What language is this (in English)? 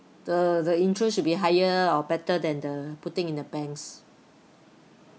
English